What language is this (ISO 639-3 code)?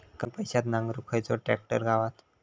mar